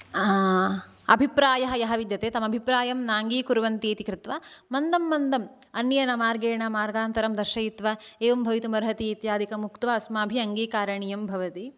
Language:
Sanskrit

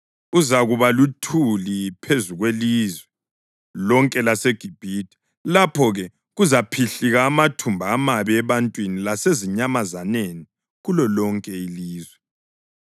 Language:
North Ndebele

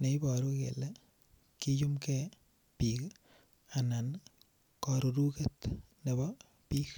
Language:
Kalenjin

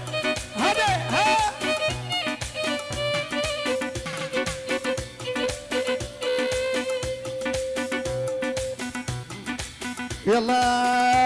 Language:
Arabic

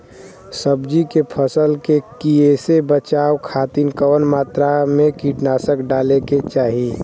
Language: Bhojpuri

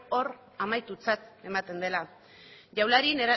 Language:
Basque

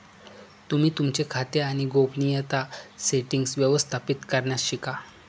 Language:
Marathi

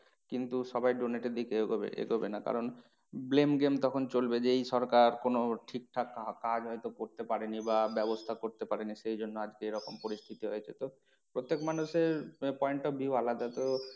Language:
Bangla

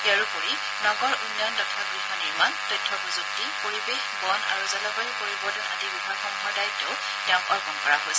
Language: Assamese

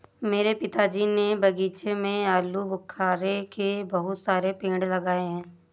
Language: Hindi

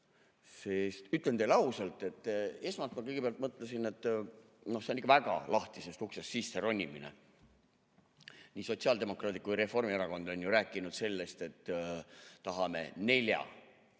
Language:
Estonian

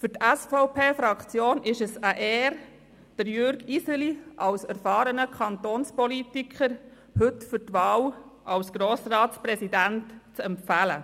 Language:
Swiss German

